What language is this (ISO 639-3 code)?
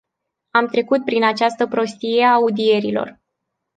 ron